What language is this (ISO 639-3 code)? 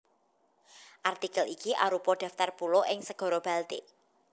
jav